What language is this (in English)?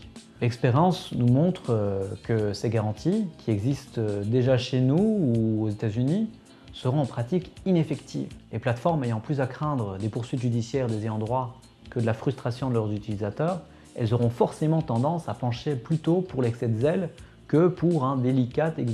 French